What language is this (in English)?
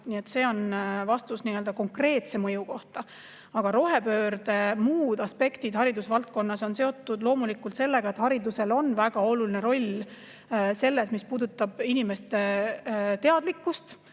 Estonian